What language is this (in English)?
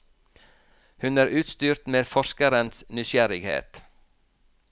Norwegian